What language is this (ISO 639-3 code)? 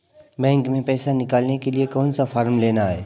hin